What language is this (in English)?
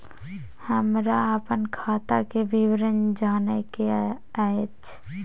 Maithili